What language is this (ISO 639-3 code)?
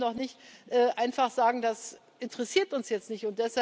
deu